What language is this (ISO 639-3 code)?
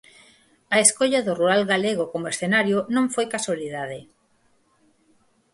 glg